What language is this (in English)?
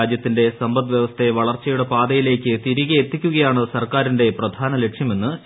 Malayalam